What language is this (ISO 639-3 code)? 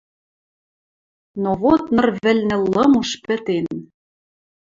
mrj